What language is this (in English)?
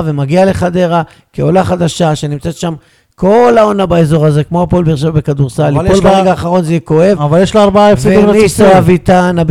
Hebrew